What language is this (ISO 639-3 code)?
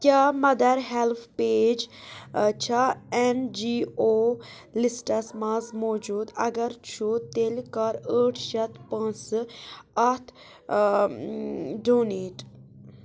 kas